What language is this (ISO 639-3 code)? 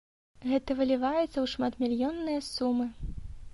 bel